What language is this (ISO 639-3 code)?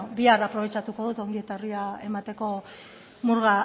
eus